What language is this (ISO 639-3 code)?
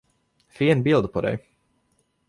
swe